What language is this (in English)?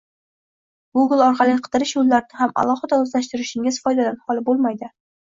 Uzbek